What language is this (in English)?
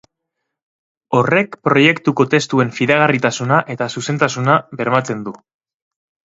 Basque